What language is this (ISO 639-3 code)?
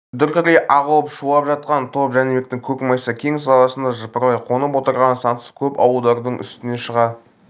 kaz